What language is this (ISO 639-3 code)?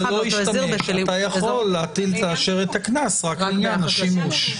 heb